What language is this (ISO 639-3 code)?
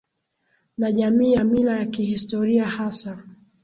swa